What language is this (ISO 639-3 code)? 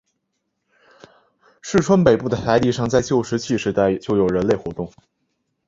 zho